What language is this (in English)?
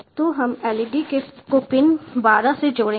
Hindi